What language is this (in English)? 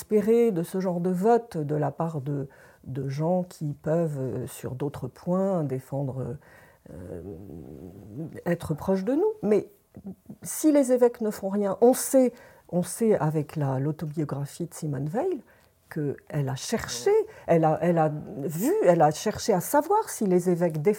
French